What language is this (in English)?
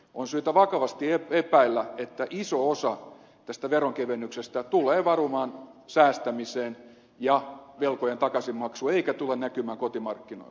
Finnish